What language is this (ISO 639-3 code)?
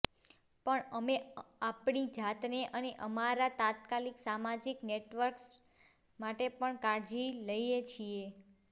guj